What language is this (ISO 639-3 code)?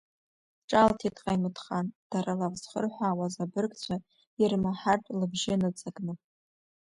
abk